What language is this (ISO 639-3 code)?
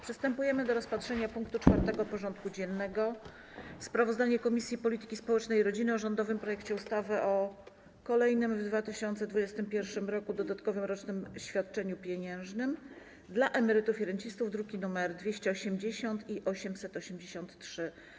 pol